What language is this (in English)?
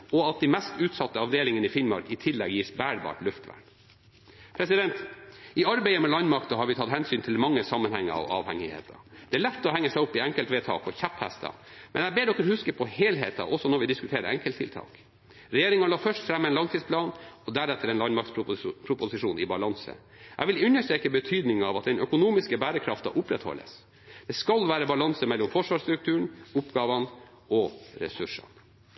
Norwegian Bokmål